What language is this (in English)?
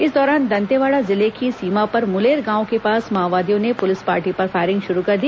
Hindi